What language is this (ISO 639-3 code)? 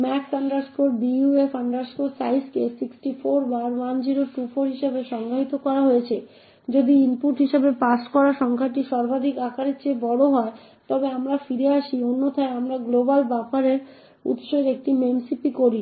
ben